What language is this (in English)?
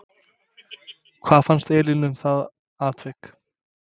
Icelandic